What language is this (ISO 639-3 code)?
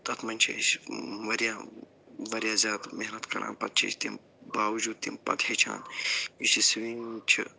kas